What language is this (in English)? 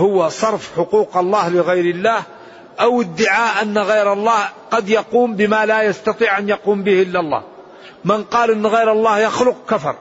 Arabic